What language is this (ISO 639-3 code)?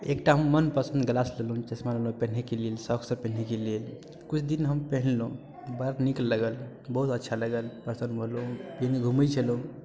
mai